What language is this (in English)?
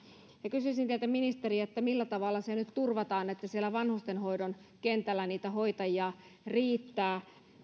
Finnish